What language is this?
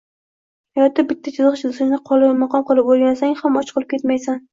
Uzbek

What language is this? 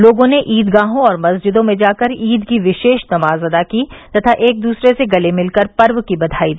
Hindi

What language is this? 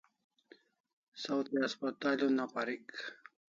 Kalasha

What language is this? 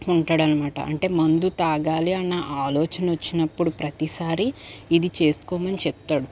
Telugu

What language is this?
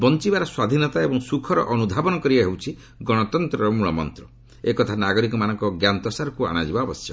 Odia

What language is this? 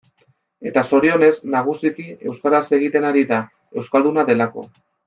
Basque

